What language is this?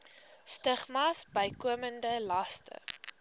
Afrikaans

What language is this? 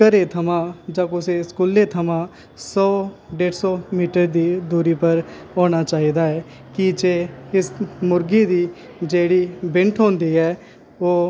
Dogri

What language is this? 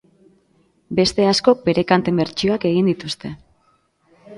Basque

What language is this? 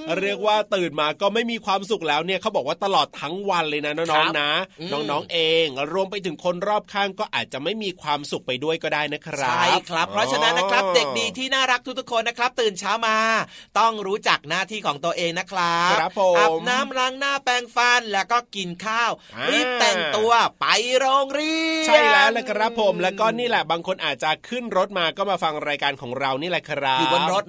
Thai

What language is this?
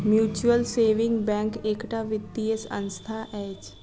Maithili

